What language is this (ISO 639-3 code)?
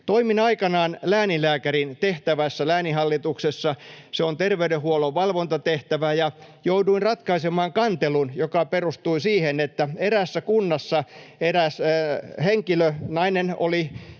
fin